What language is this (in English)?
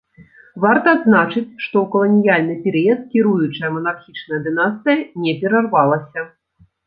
Belarusian